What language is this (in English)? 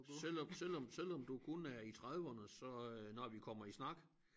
Danish